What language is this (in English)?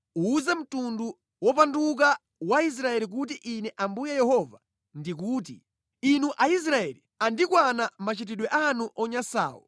Nyanja